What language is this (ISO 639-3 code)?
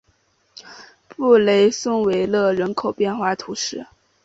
zho